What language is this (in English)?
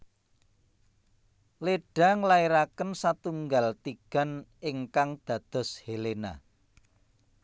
Javanese